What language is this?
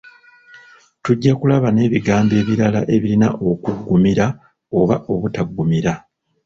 Ganda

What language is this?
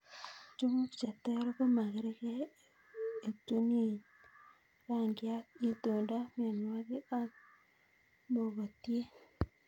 Kalenjin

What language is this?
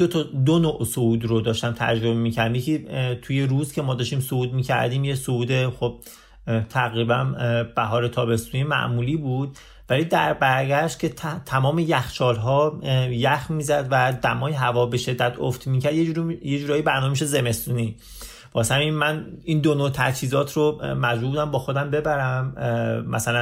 Persian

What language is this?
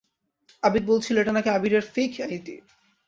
Bangla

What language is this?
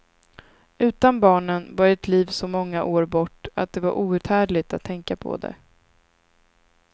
Swedish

